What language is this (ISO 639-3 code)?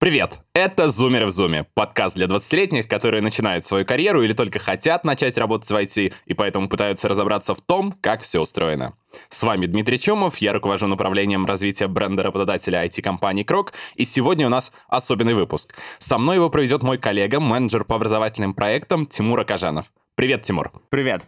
rus